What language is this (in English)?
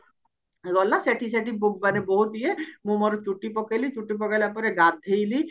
Odia